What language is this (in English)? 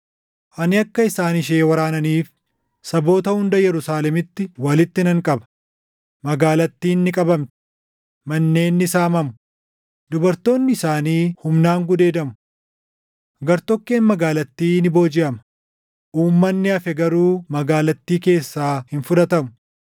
Oromo